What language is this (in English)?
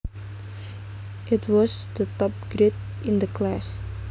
Javanese